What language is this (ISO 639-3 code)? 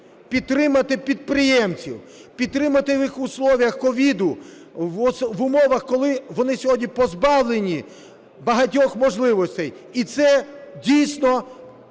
ukr